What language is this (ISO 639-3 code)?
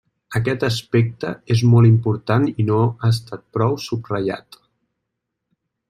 cat